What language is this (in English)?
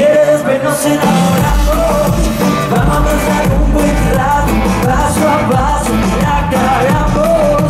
Italian